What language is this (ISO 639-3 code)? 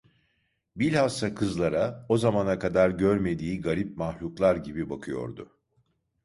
tur